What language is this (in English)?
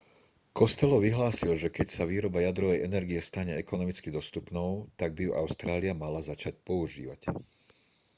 Slovak